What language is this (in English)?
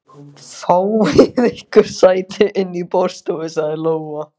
Icelandic